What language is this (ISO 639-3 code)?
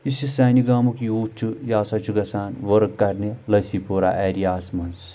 kas